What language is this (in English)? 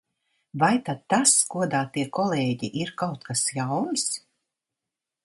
Latvian